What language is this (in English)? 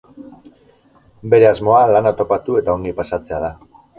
Basque